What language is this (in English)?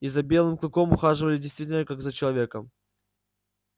Russian